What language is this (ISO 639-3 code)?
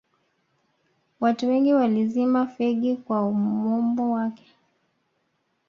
swa